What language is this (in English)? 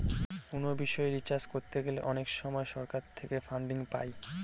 Bangla